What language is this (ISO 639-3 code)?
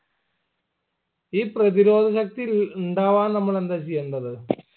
mal